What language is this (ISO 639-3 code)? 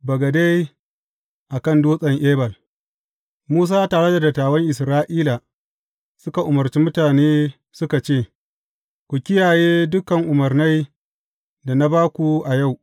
hau